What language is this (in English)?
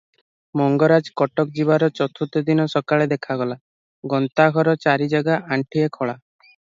Odia